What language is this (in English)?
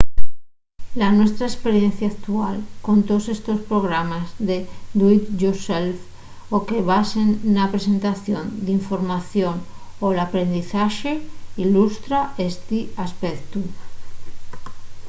Asturian